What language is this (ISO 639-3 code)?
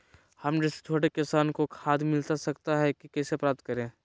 mag